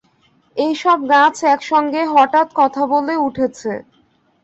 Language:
Bangla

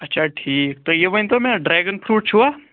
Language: Kashmiri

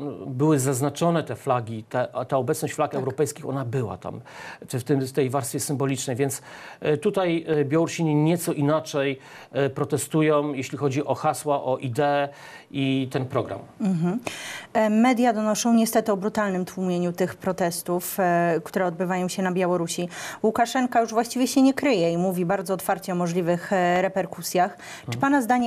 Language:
Polish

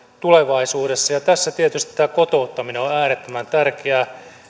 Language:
Finnish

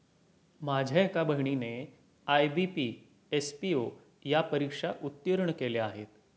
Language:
Marathi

